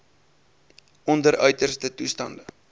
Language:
Afrikaans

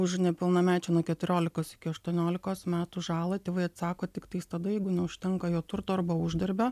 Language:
Lithuanian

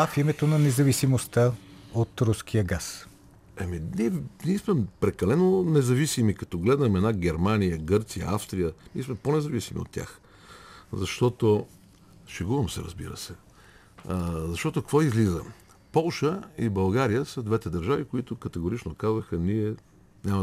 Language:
Bulgarian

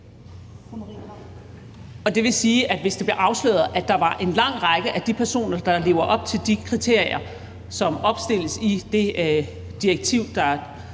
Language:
Danish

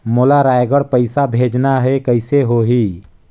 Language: Chhattisgarhi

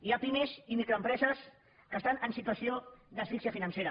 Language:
Catalan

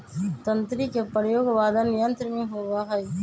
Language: Magahi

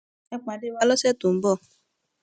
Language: Yoruba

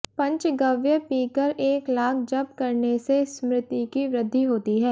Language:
Hindi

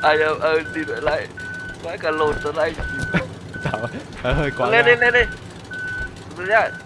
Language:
Vietnamese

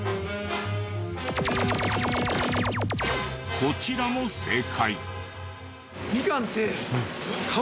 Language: Japanese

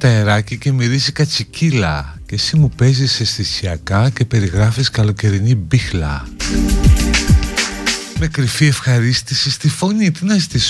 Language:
Greek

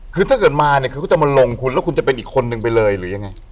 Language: Thai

